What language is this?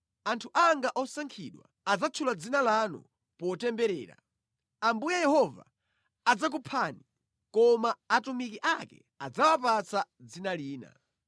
Nyanja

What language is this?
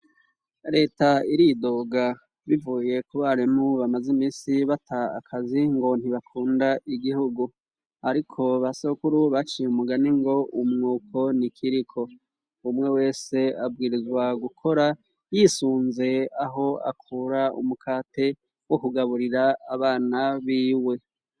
Rundi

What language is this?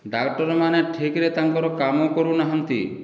Odia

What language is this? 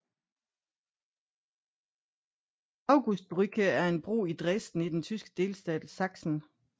Danish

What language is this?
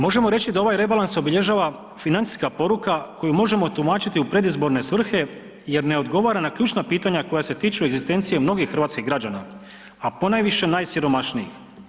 Croatian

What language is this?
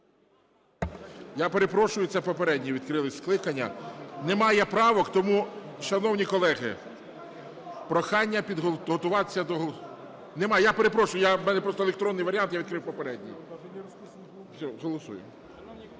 Ukrainian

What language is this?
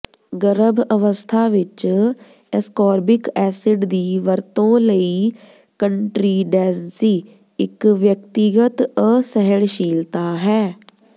Punjabi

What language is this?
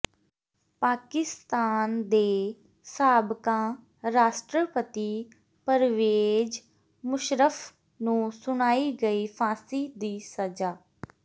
Punjabi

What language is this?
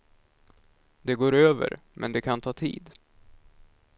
Swedish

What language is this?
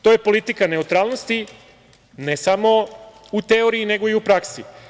Serbian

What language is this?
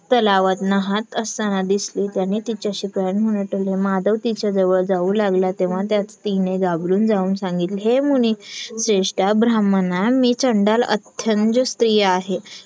Marathi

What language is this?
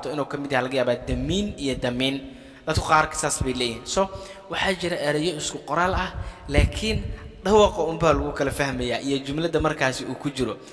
Arabic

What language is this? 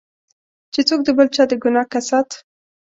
Pashto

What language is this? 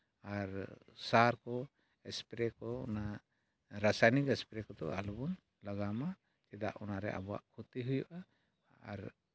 Santali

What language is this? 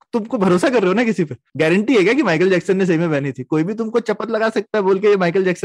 Hindi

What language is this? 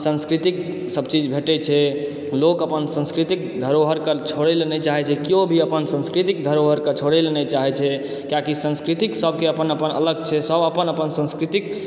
Maithili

